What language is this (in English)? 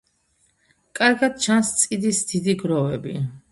Georgian